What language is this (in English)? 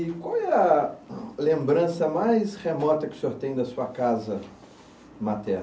Portuguese